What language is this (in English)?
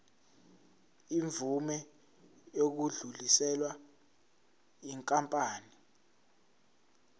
Zulu